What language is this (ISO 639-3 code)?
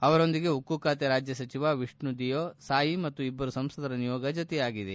kan